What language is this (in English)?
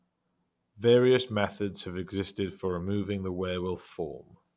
English